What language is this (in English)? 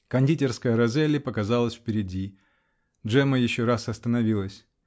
Russian